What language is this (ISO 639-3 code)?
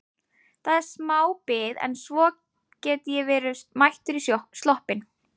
isl